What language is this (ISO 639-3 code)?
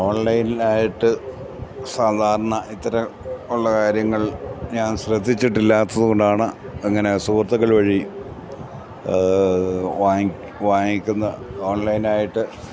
mal